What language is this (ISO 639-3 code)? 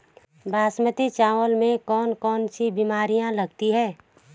hin